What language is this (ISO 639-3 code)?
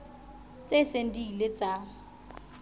sot